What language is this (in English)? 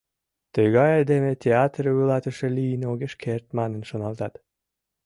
Mari